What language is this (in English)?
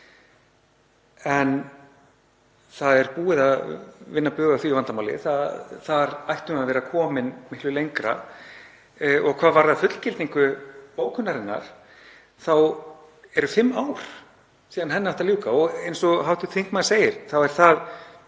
Icelandic